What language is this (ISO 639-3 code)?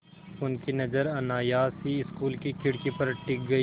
hin